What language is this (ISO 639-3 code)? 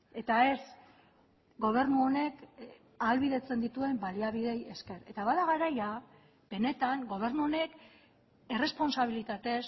eus